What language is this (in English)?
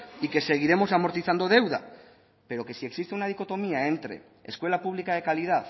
Spanish